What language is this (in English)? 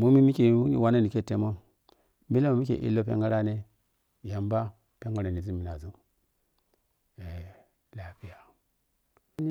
Piya-Kwonci